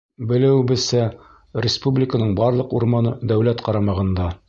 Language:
Bashkir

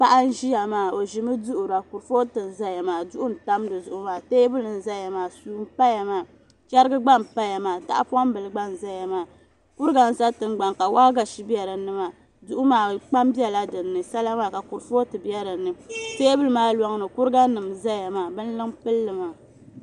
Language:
Dagbani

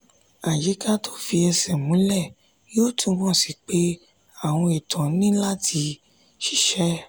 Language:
Yoruba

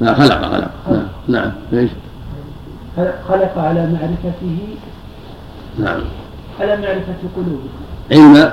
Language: Arabic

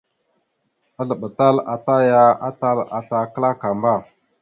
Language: Mada (Cameroon)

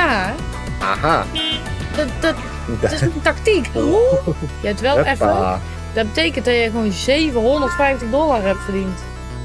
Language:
Dutch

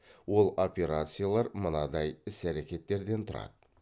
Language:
Kazakh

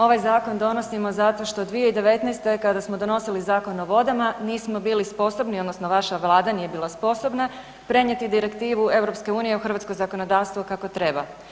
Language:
Croatian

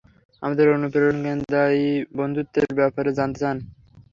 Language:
Bangla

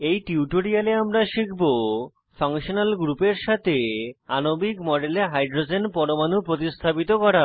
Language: Bangla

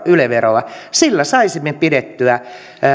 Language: Finnish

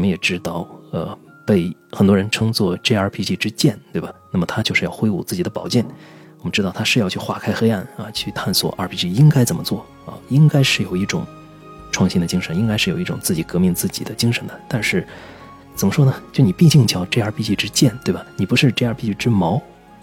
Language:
Chinese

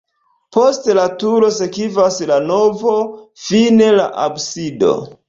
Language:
Esperanto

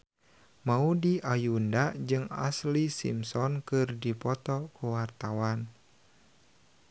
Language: Sundanese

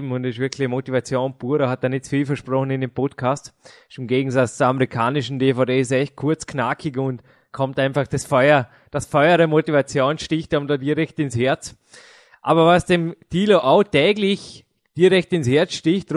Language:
German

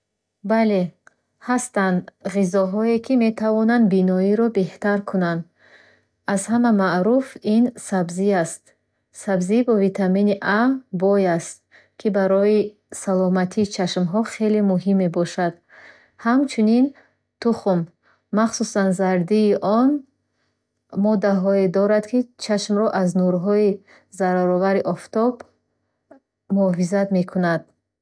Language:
Bukharic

